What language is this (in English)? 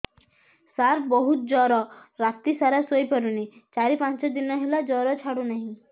Odia